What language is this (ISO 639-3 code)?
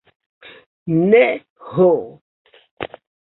epo